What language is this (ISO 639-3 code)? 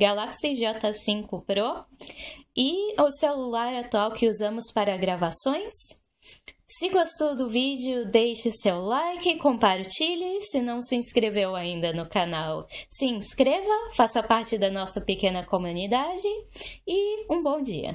por